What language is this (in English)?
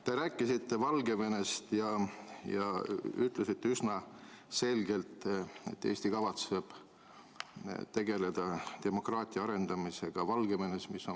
Estonian